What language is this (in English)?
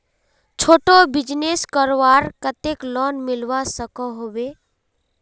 Magahi